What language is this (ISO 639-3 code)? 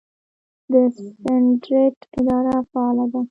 pus